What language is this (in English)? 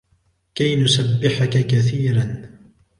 Arabic